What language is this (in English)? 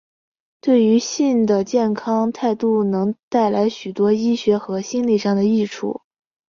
Chinese